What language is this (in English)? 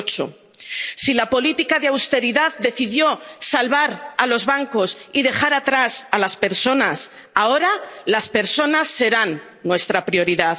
Spanish